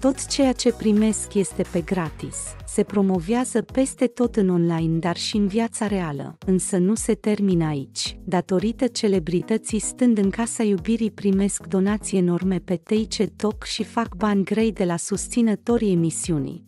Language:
Romanian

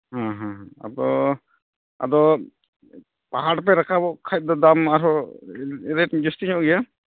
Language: Santali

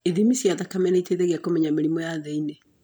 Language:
Kikuyu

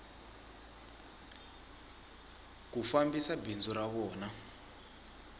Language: Tsonga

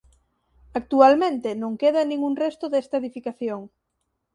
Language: Galician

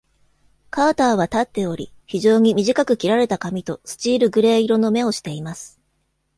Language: Japanese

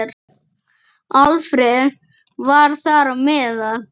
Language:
Icelandic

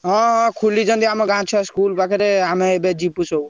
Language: Odia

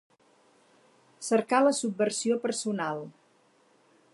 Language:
Catalan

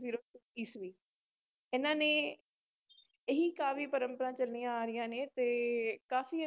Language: Punjabi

